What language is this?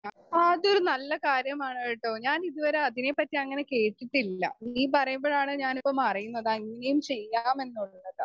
Malayalam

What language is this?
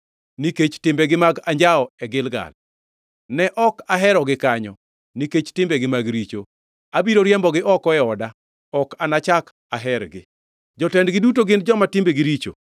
Luo (Kenya and Tanzania)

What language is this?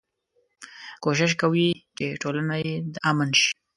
Pashto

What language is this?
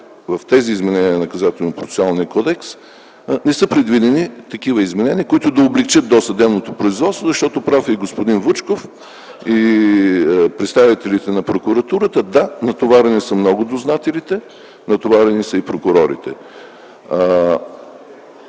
Bulgarian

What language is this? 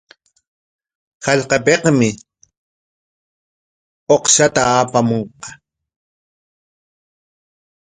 Corongo Ancash Quechua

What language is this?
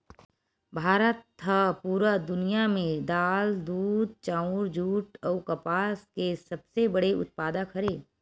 Chhattisgarhi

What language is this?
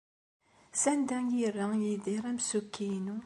Kabyle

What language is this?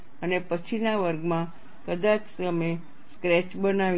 Gujarati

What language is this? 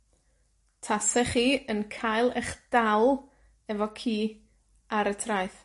Welsh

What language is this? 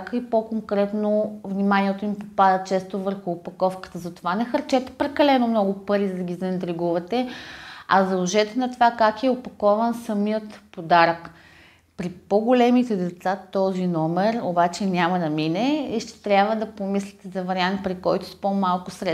Bulgarian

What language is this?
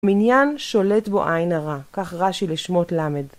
Hebrew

